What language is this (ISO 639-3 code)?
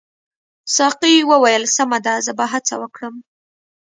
pus